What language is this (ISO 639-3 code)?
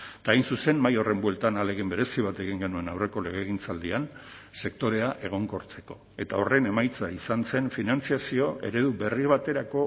eus